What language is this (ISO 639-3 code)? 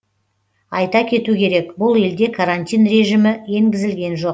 kaz